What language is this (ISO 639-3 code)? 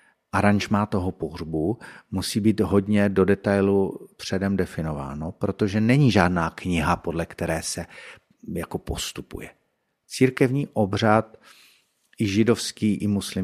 ces